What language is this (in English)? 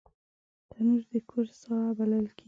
Pashto